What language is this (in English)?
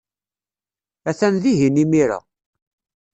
Kabyle